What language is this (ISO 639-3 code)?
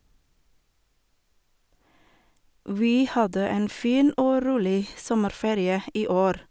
nor